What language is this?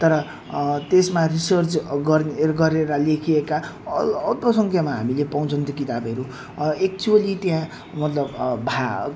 Nepali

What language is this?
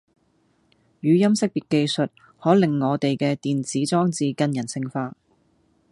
Cantonese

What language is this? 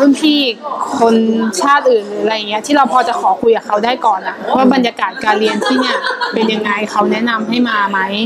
Thai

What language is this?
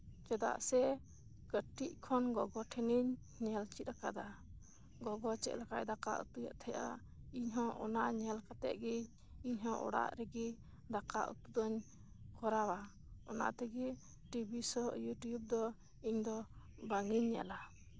Santali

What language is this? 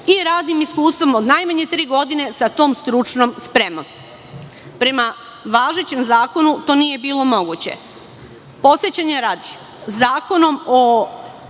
Serbian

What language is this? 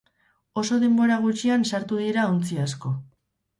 Basque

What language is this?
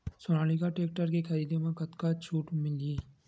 Chhattisgarhi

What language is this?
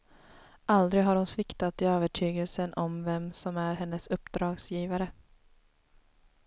Swedish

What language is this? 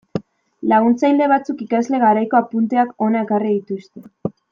Basque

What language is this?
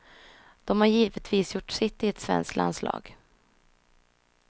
Swedish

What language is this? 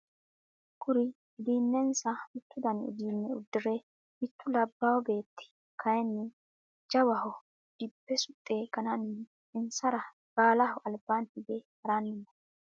Sidamo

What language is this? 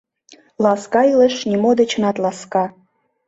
Mari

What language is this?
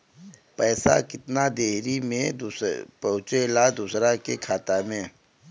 Bhojpuri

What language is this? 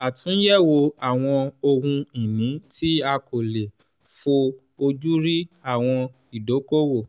Yoruba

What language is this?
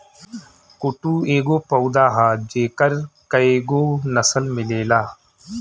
Bhojpuri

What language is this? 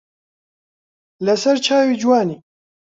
Central Kurdish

